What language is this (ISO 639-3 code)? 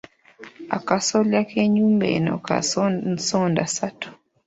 lug